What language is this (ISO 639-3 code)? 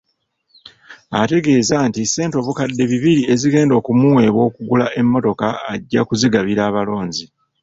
lug